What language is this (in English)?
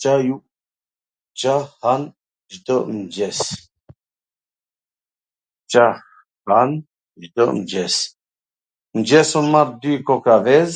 Gheg Albanian